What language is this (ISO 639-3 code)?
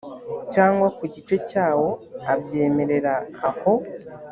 kin